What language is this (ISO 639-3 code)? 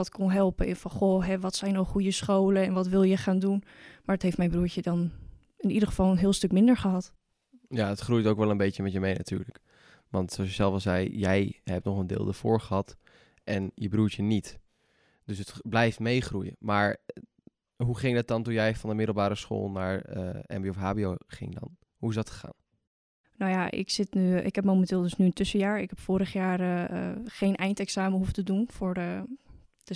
nld